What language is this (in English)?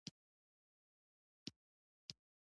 Pashto